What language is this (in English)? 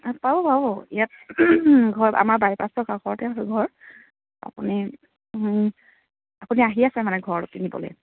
Assamese